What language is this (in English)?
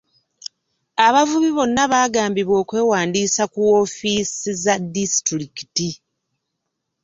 Ganda